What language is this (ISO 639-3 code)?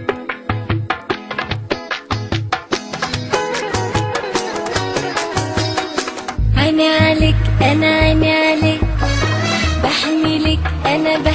ara